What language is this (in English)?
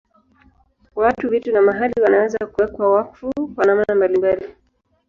Swahili